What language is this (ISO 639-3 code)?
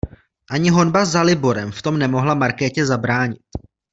ces